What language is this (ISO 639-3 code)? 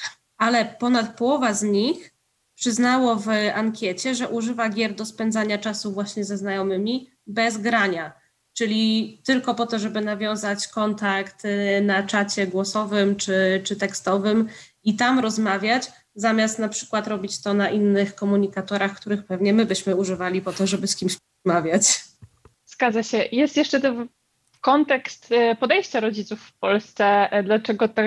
pol